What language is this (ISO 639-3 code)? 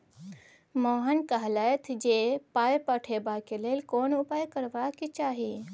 mai